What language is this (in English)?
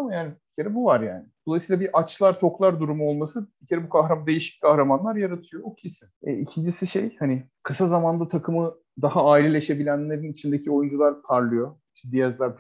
Turkish